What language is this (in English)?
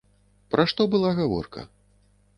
Belarusian